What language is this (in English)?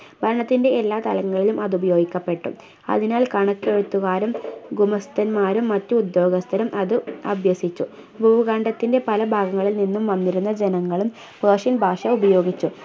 Malayalam